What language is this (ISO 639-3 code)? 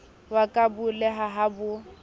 sot